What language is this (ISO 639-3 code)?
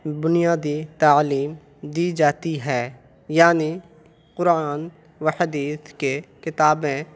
urd